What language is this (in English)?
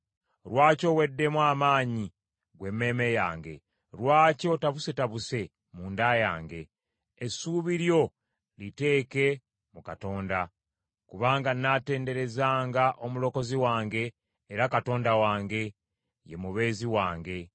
Ganda